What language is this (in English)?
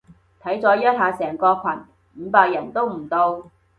Cantonese